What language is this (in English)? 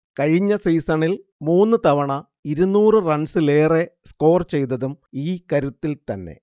Malayalam